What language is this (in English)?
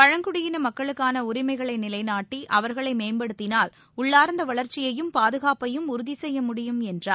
Tamil